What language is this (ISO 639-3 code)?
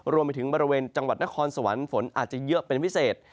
tha